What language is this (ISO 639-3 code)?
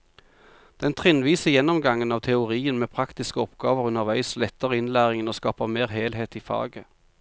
nor